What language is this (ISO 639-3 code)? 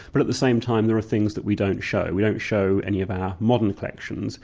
eng